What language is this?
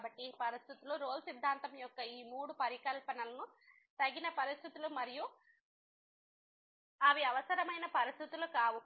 Telugu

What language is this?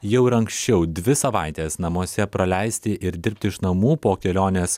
Lithuanian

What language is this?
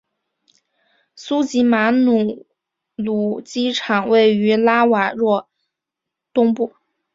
Chinese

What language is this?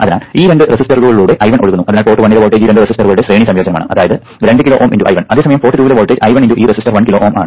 Malayalam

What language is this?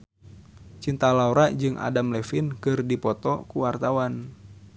Sundanese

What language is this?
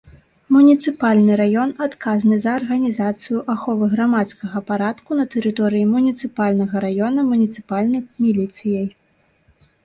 Belarusian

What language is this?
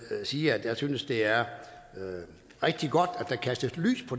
Danish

